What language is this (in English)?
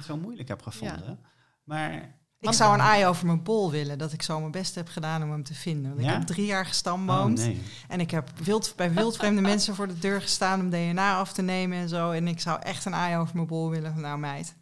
Dutch